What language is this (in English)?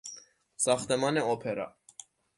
Persian